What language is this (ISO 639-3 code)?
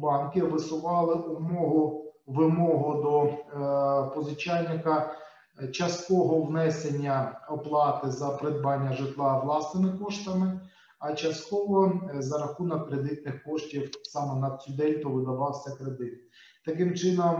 ukr